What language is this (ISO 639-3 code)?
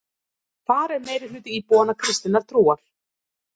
isl